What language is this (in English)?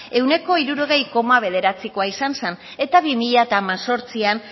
Basque